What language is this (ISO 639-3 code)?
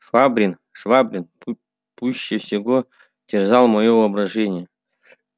rus